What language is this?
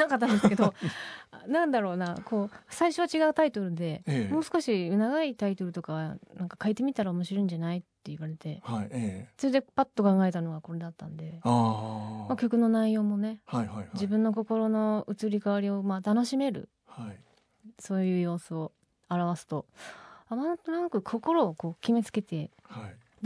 Japanese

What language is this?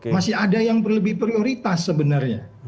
Indonesian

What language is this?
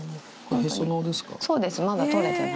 Japanese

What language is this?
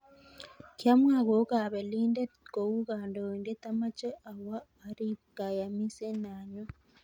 Kalenjin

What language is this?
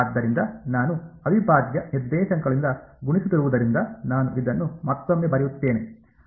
Kannada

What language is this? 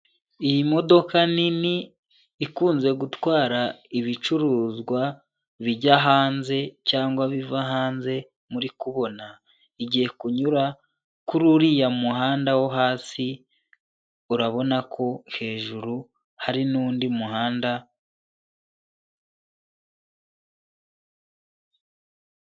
Kinyarwanda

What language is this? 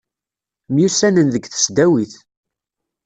Kabyle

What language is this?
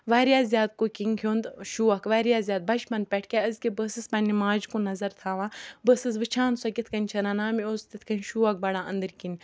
Kashmiri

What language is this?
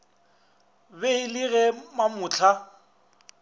Northern Sotho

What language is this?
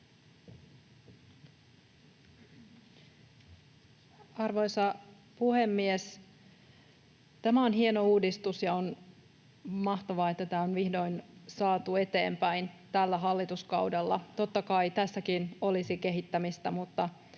Finnish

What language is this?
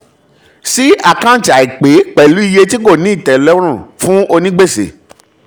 Yoruba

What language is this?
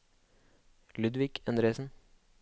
Norwegian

